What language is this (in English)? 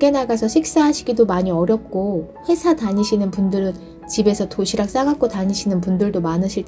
Korean